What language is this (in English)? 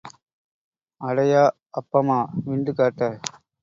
Tamil